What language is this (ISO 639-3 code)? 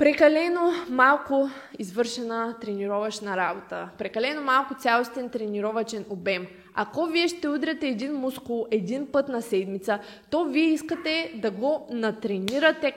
bul